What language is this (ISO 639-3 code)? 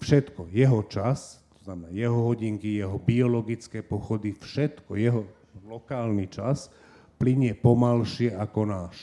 slk